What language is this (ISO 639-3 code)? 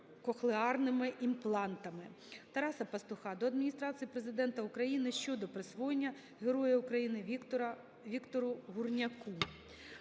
ukr